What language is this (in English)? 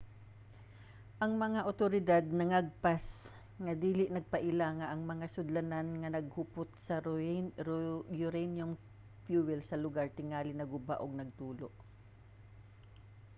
Cebuano